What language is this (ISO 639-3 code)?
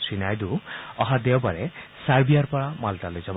asm